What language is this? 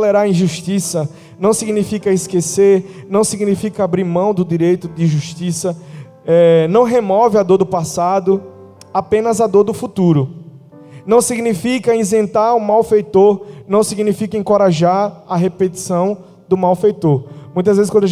Portuguese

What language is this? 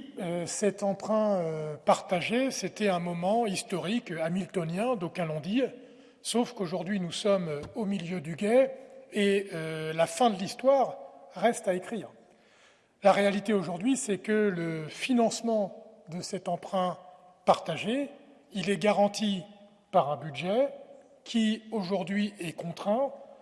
French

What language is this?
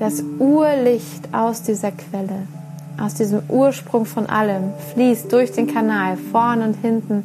German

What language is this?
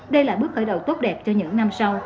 Vietnamese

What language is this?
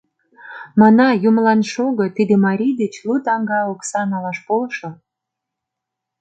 Mari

